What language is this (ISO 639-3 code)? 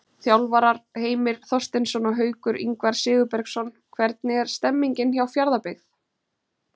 isl